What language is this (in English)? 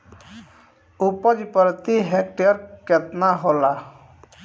Bhojpuri